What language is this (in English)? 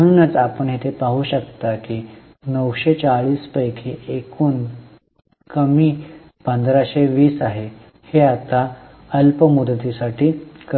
Marathi